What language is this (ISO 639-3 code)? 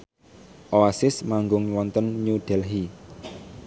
jav